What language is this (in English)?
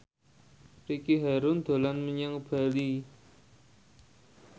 Javanese